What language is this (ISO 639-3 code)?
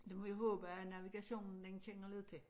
dan